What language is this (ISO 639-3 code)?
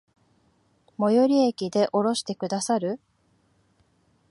jpn